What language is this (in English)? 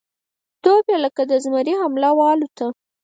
Pashto